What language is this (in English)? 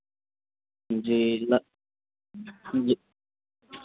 Hindi